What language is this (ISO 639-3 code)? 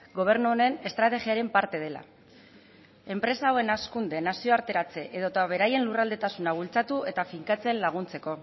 eus